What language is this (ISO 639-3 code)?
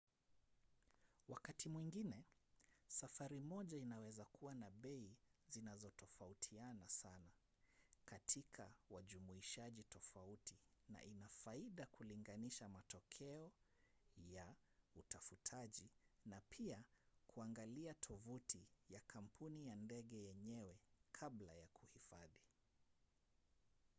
swa